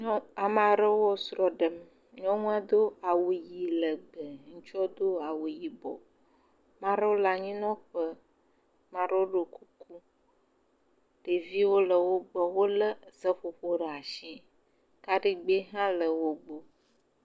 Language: Ewe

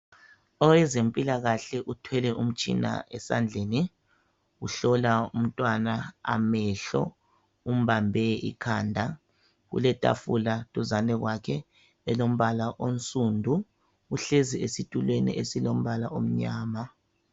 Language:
North Ndebele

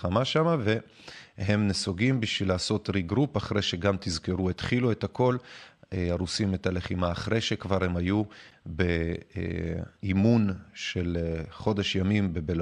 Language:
Hebrew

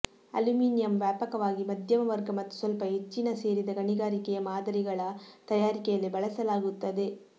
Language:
Kannada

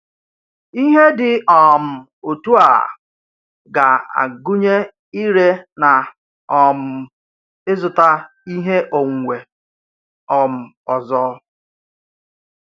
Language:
Igbo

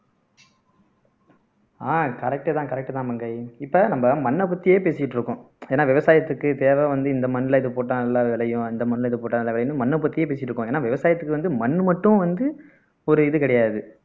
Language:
Tamil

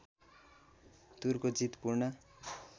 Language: Nepali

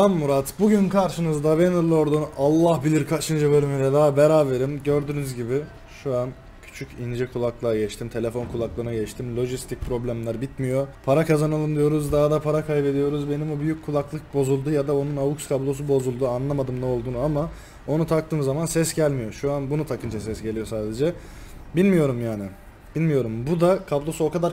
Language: Turkish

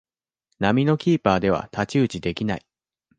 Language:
Japanese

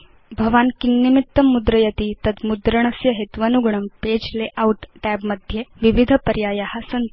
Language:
Sanskrit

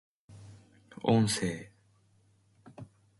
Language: Japanese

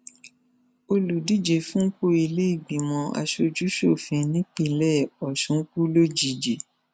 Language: Yoruba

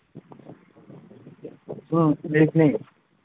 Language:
Manipuri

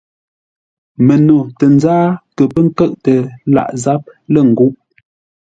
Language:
Ngombale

